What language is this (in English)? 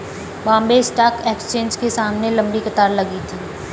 Hindi